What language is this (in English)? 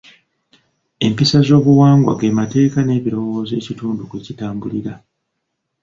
Ganda